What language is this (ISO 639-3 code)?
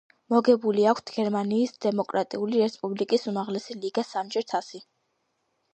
kat